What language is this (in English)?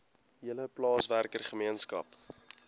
Afrikaans